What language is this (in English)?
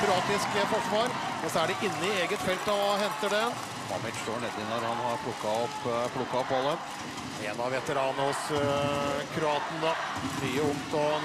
Norwegian